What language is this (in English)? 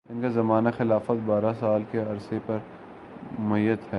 Urdu